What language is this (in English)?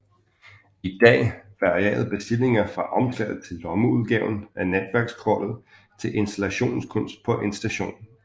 Danish